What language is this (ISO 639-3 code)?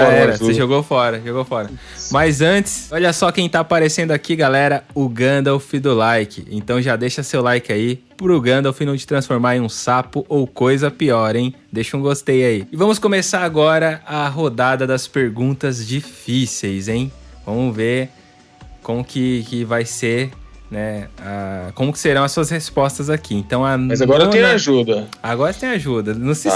por